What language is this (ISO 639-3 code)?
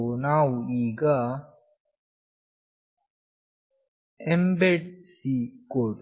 kan